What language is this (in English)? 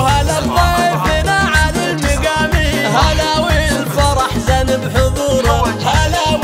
Arabic